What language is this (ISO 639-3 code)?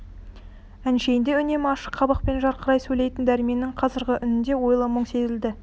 kaz